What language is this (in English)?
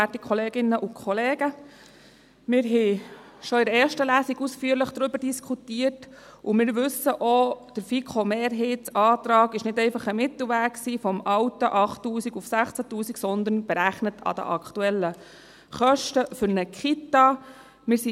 Swiss German